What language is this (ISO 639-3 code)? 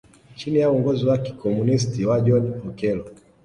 swa